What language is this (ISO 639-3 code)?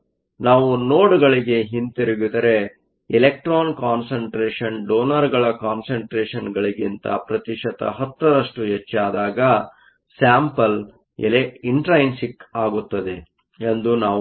kan